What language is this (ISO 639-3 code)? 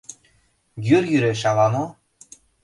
chm